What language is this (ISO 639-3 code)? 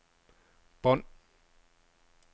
dan